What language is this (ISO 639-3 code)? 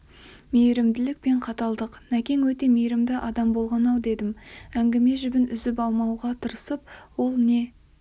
kaz